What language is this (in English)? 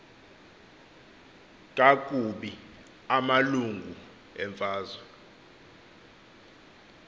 Xhosa